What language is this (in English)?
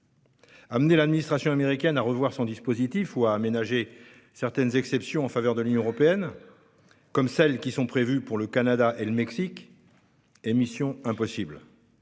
French